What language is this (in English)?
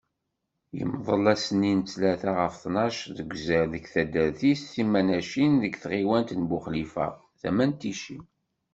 Kabyle